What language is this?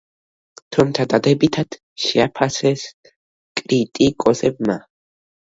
Georgian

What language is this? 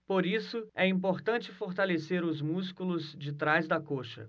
Portuguese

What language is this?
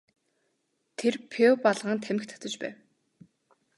Mongolian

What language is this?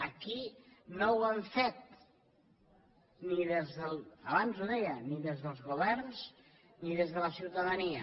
Catalan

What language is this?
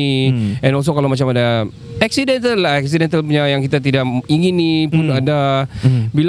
Malay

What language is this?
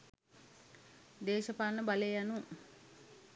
Sinhala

